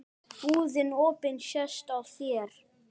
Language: Icelandic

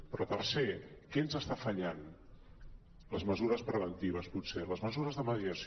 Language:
Catalan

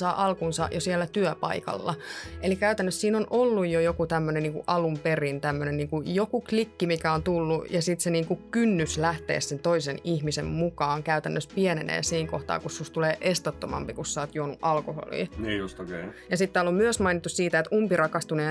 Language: Finnish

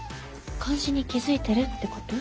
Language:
Japanese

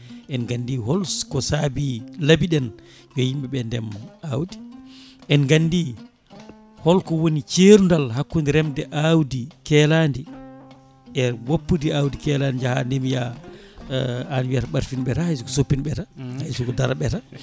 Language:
Fula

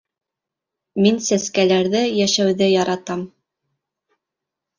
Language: Bashkir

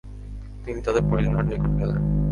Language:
Bangla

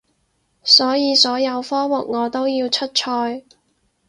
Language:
Cantonese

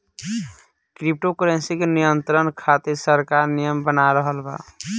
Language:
Bhojpuri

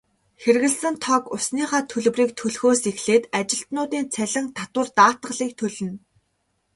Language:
Mongolian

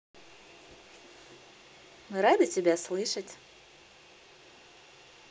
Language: Russian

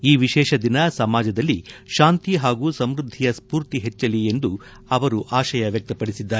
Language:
Kannada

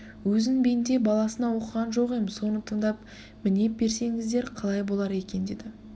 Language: Kazakh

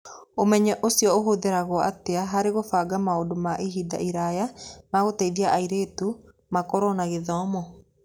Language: Kikuyu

